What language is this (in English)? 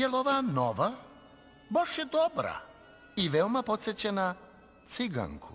Italian